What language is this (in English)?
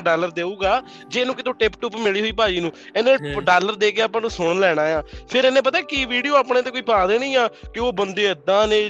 Punjabi